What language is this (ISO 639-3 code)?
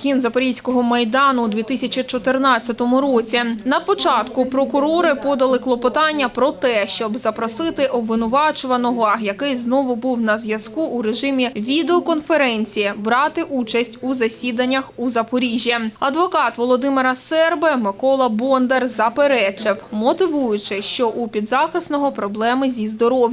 ukr